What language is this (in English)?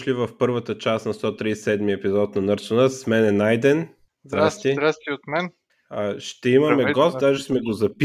Bulgarian